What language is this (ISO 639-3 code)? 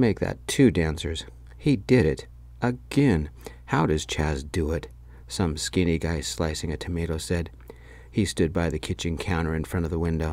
eng